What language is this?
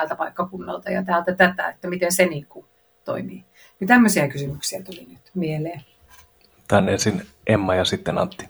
Finnish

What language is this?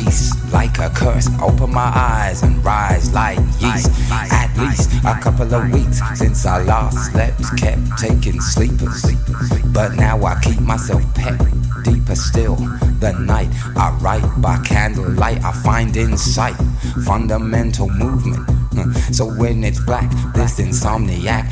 Slovak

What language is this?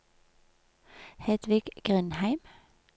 Norwegian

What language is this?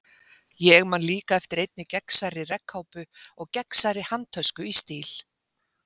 Icelandic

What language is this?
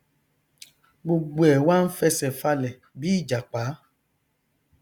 Yoruba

